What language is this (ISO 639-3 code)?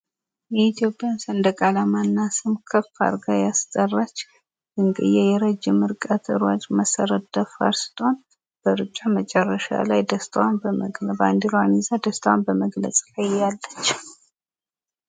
amh